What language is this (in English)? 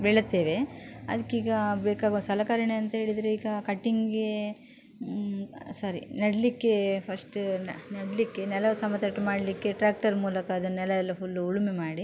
Kannada